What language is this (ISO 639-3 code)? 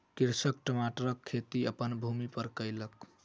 mai